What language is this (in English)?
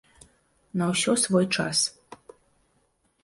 Belarusian